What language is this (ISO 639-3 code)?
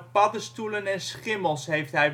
nld